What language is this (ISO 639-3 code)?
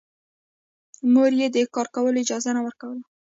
pus